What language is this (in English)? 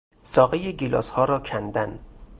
Persian